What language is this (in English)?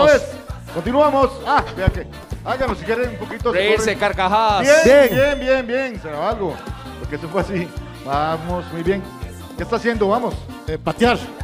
Spanish